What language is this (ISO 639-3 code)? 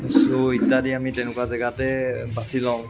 asm